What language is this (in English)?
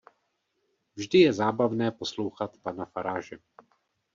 Czech